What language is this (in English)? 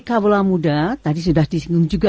Indonesian